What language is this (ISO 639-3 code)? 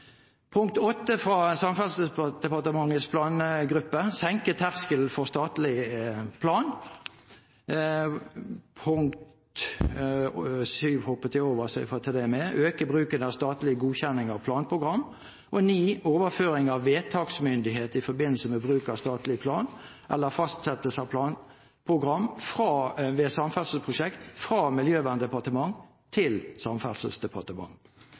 nob